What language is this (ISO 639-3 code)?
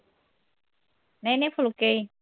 pan